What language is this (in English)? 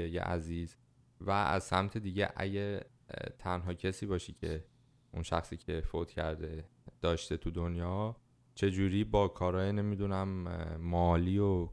Persian